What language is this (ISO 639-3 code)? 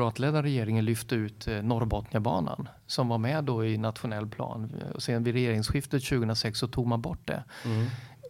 swe